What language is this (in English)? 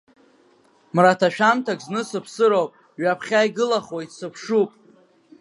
Abkhazian